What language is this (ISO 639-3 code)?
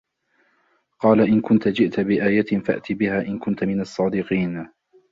ara